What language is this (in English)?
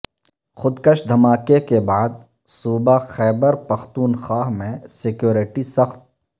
Urdu